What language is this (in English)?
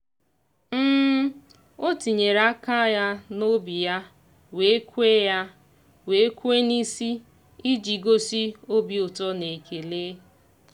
Igbo